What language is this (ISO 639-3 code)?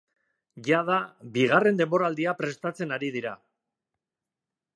eus